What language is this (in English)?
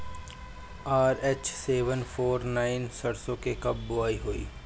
Bhojpuri